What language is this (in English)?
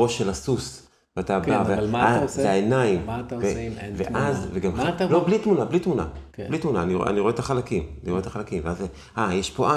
Hebrew